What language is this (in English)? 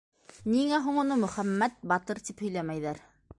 Bashkir